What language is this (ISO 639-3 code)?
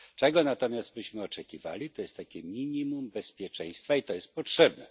pol